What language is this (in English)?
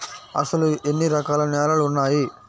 Telugu